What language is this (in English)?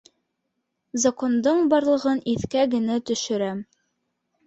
Bashkir